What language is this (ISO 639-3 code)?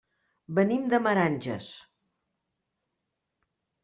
cat